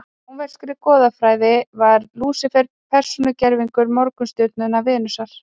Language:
Icelandic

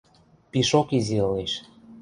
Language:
Western Mari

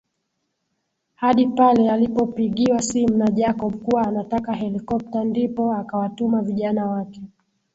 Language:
Swahili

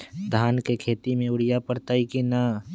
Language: Magahi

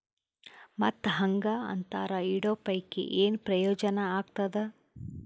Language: Kannada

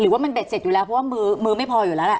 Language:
Thai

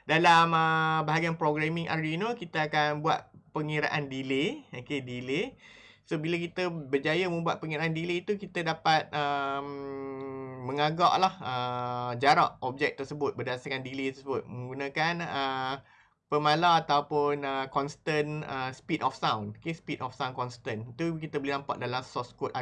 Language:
Malay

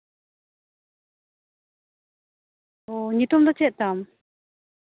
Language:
Santali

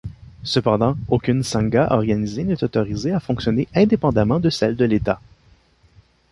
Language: French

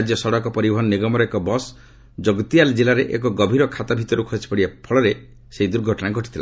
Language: Odia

